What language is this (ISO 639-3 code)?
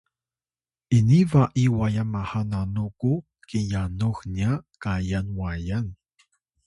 tay